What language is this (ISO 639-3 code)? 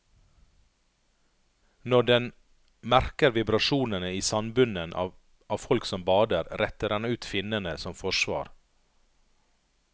nor